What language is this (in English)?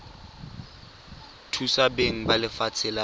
Tswana